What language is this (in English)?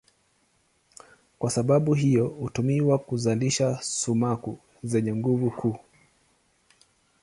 Swahili